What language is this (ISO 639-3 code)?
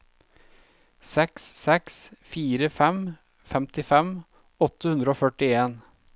nor